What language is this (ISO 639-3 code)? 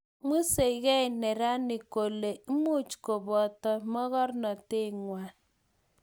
kln